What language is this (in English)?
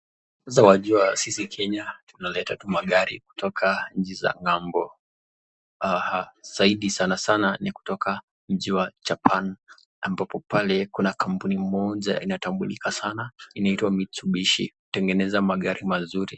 Swahili